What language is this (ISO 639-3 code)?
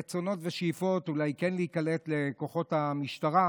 heb